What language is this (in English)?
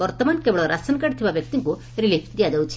Odia